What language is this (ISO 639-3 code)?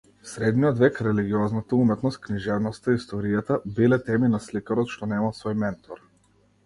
mkd